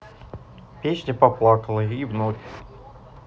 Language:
Russian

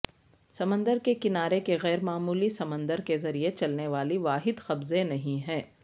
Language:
Urdu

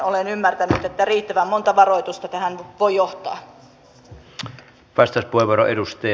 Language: Finnish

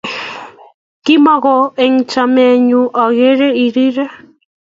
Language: Kalenjin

